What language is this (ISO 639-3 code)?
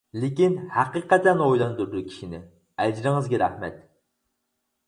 uig